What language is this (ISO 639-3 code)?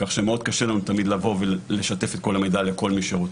heb